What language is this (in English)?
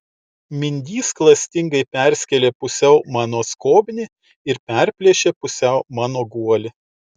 Lithuanian